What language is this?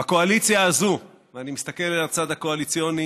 Hebrew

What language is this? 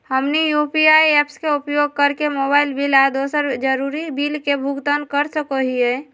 Magahi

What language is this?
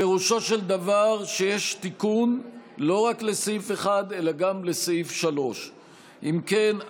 Hebrew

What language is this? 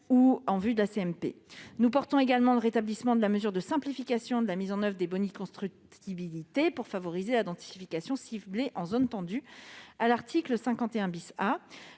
French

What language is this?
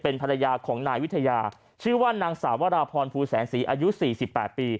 Thai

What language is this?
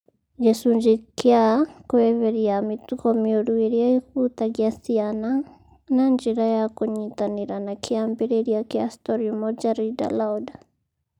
Kikuyu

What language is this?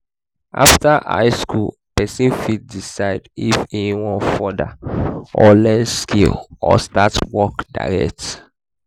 Nigerian Pidgin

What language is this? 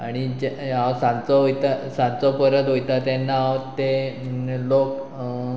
Konkani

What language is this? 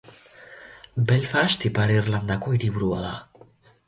Basque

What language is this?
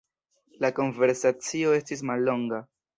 Esperanto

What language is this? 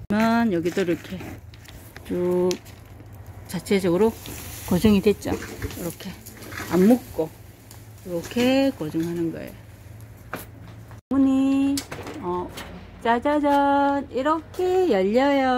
Korean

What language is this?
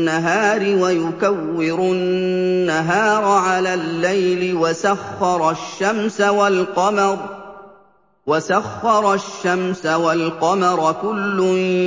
Arabic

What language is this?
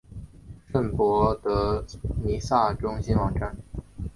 Chinese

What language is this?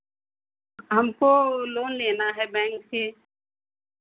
Hindi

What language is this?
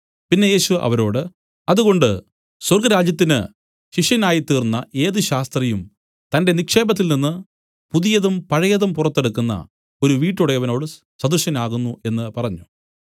Malayalam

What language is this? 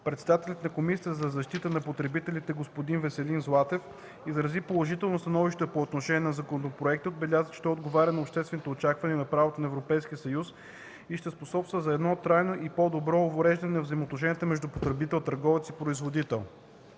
Bulgarian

